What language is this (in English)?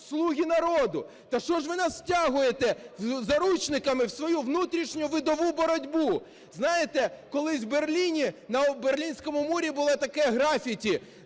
Ukrainian